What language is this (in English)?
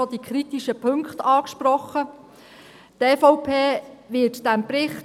Swiss German